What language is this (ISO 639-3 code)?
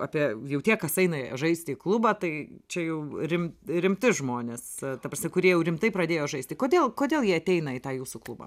lit